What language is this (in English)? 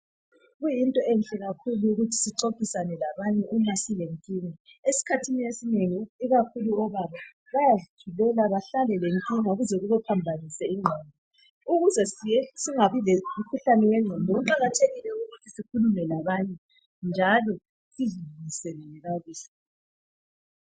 North Ndebele